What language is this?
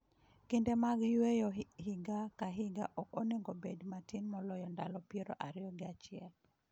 Luo (Kenya and Tanzania)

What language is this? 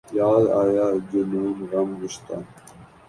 Urdu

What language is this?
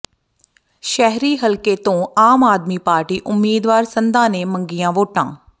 Punjabi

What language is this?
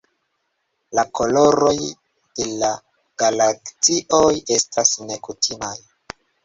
Esperanto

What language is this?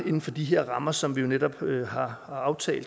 Danish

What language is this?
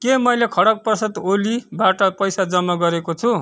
Nepali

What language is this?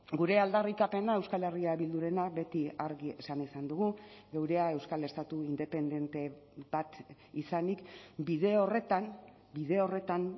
Basque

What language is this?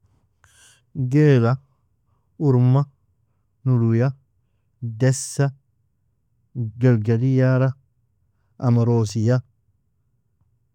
Nobiin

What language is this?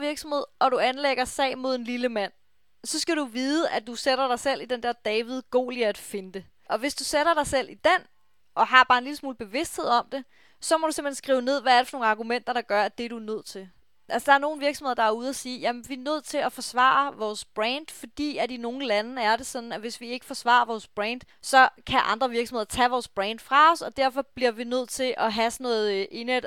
Danish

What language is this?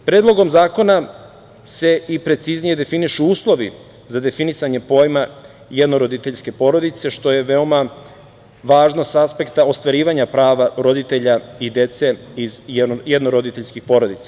Serbian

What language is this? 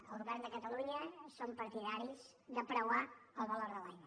Catalan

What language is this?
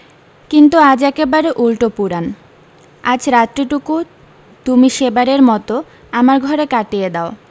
Bangla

